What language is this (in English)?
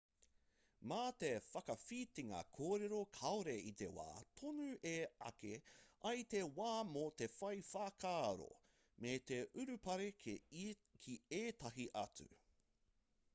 Māori